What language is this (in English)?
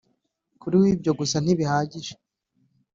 Kinyarwanda